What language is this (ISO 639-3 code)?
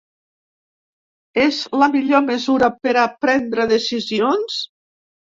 cat